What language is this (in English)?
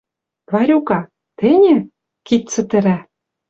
Western Mari